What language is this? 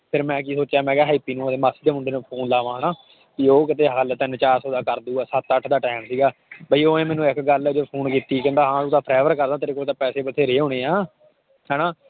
Punjabi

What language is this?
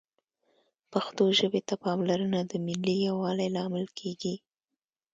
Pashto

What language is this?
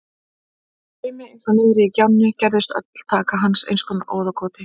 Icelandic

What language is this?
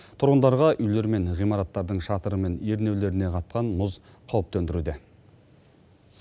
Kazakh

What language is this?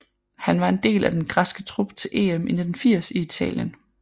Danish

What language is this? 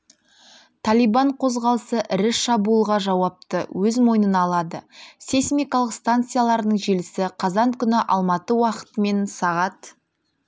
Kazakh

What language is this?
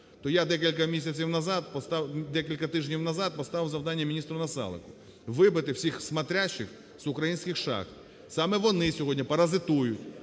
Ukrainian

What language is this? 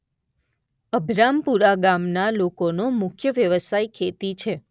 Gujarati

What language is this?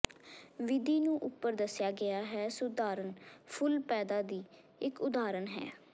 Punjabi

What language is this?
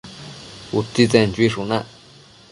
Matsés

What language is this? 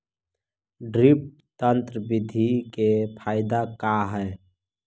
Magahi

